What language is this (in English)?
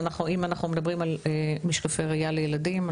Hebrew